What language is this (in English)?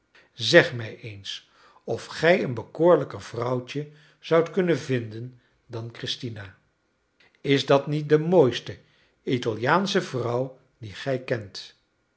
Dutch